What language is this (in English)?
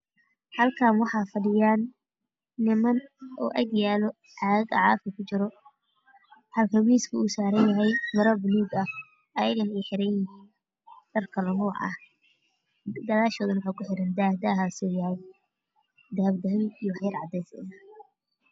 Somali